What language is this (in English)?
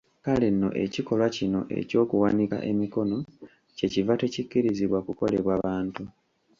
Ganda